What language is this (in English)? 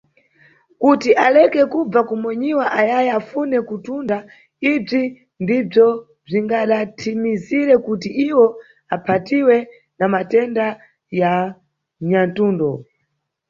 Nyungwe